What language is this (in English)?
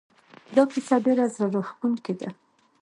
Pashto